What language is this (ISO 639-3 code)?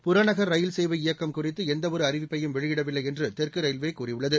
tam